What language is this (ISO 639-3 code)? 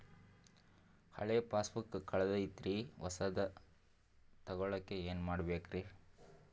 kan